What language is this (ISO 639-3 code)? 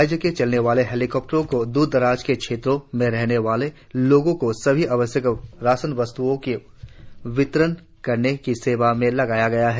hin